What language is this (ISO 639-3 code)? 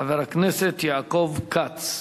heb